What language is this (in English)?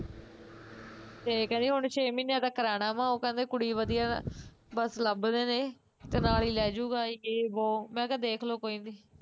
Punjabi